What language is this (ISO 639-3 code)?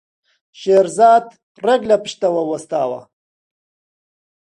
ckb